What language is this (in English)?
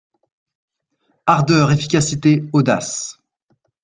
French